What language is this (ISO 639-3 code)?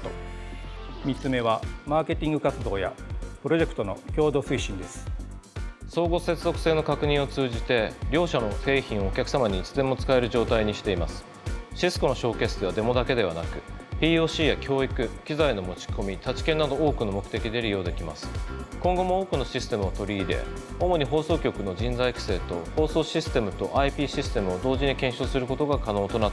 jpn